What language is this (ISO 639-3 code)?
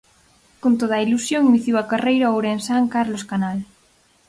glg